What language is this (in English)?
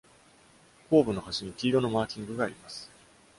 Japanese